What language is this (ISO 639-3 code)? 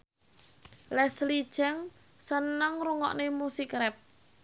jav